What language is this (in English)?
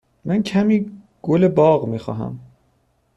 Persian